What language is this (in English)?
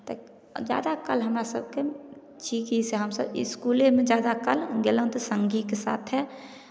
Maithili